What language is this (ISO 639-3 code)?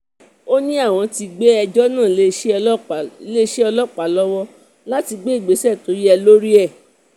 yor